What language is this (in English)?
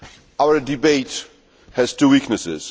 English